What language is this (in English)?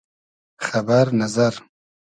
Hazaragi